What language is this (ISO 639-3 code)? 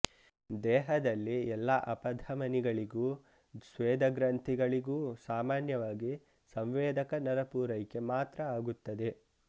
kan